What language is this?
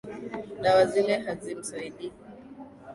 Swahili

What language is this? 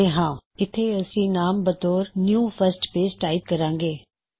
Punjabi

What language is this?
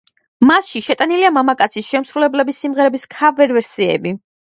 Georgian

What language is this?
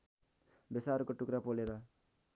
Nepali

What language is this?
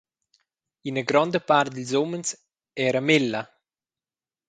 Romansh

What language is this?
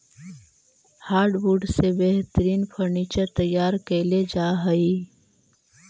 Magahi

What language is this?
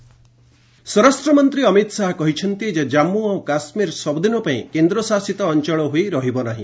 Odia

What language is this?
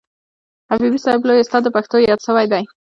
Pashto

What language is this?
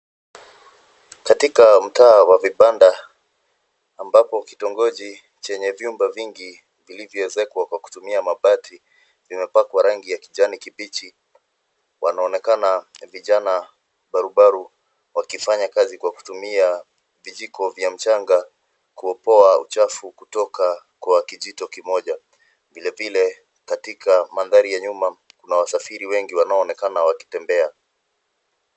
Swahili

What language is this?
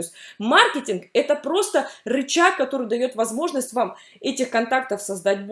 Russian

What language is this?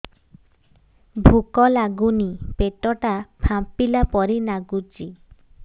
Odia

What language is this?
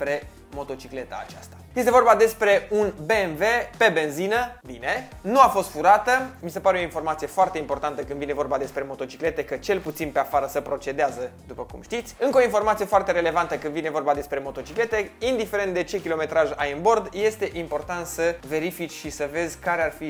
Romanian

